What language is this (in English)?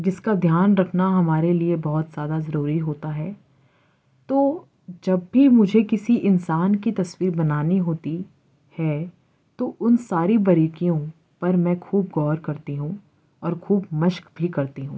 Urdu